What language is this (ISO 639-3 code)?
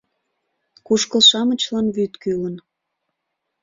chm